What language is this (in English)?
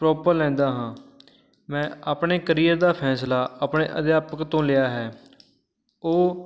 Punjabi